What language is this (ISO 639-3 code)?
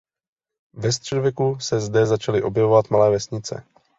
ces